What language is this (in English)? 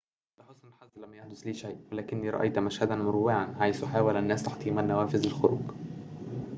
Arabic